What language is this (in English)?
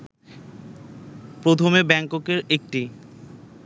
Bangla